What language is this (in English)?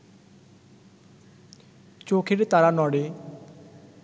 Bangla